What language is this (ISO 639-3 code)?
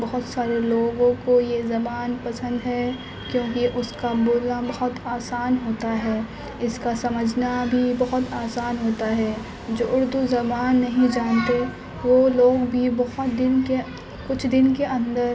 urd